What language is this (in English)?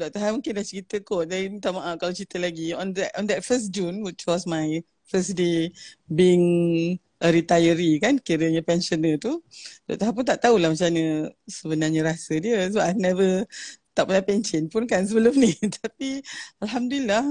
Malay